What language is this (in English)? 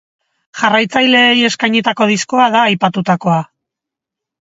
Basque